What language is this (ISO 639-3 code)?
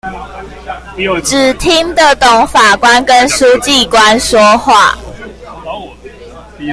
zho